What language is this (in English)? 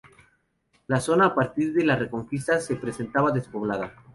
Spanish